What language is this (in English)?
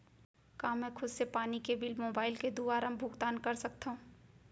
Chhattisgarhi